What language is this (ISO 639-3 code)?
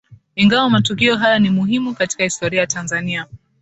swa